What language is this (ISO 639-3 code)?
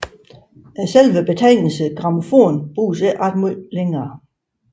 dan